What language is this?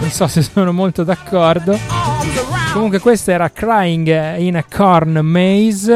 Italian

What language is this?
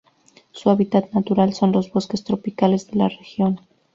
Spanish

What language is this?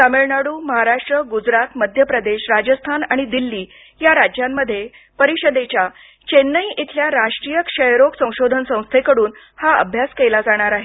Marathi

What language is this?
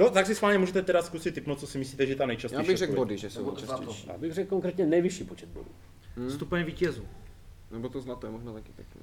Czech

